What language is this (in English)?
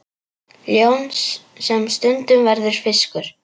Icelandic